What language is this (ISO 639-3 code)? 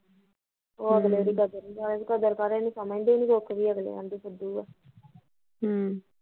pan